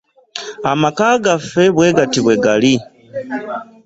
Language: Ganda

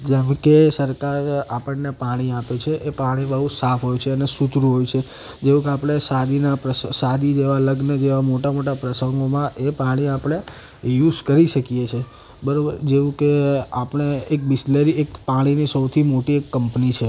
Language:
Gujarati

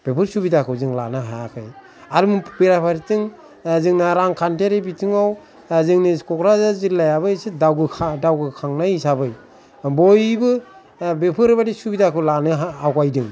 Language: Bodo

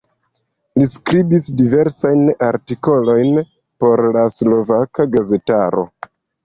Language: Esperanto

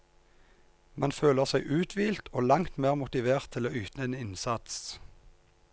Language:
Norwegian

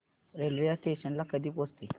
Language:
Marathi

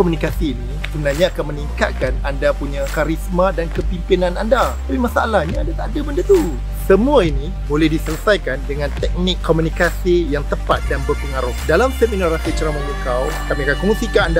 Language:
Malay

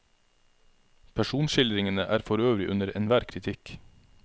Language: Norwegian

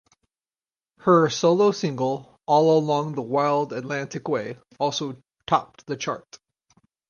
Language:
English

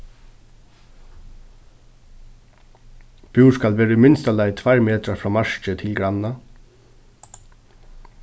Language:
Faroese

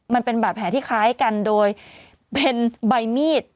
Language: Thai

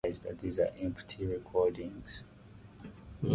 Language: English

